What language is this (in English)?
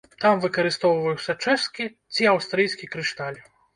Belarusian